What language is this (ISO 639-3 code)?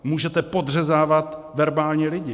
ces